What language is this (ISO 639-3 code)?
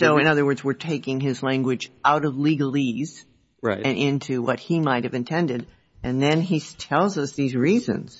eng